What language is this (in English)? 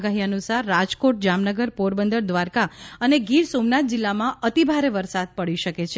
Gujarati